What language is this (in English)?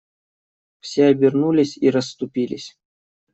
Russian